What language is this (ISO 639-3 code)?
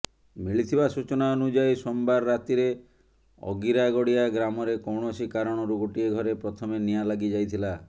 ori